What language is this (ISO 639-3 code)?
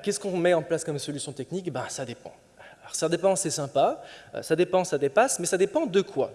fra